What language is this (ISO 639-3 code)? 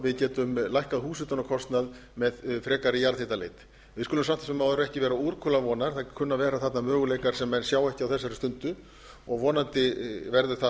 isl